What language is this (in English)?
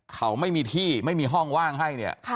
Thai